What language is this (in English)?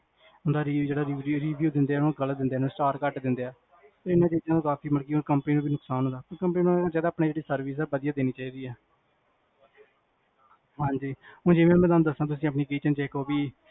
Punjabi